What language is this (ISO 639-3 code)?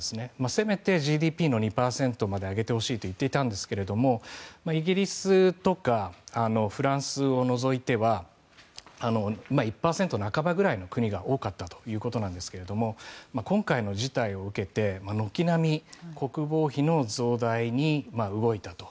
jpn